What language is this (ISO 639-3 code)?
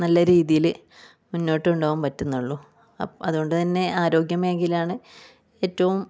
mal